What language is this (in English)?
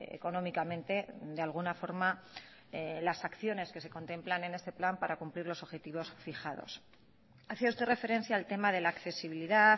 Spanish